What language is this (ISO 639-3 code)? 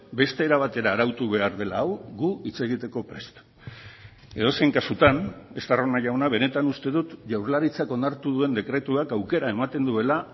eus